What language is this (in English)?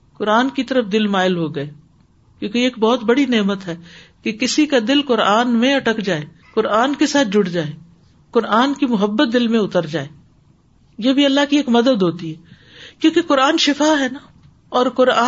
Urdu